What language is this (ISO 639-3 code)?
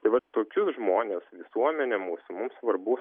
lit